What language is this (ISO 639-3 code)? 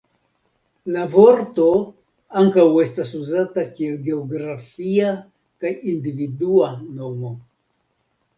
epo